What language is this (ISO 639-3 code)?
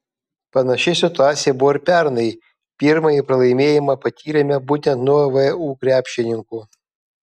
lit